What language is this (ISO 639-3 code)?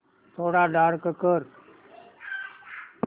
mar